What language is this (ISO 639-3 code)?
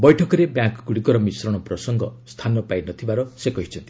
ori